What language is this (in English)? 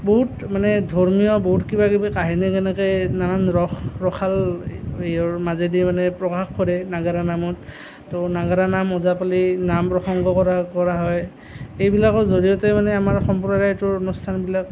Assamese